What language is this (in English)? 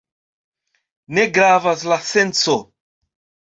Esperanto